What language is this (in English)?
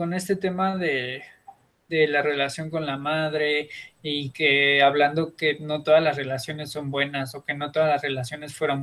Spanish